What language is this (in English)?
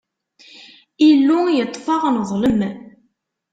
Kabyle